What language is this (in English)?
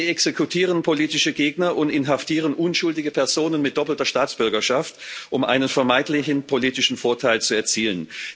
German